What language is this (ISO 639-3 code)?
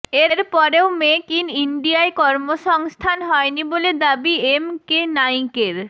ben